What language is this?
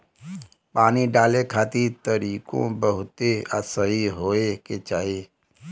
Bhojpuri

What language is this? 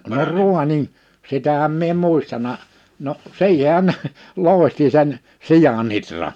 Finnish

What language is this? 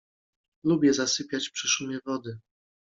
Polish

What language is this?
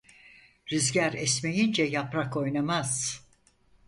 Turkish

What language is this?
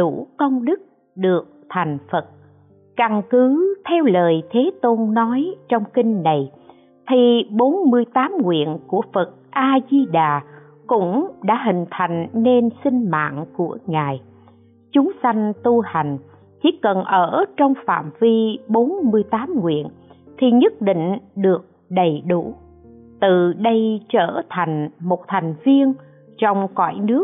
Vietnamese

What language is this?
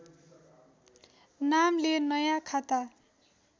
Nepali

